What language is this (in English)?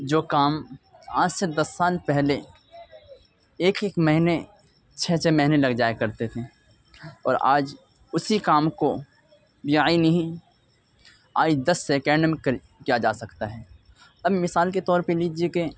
Urdu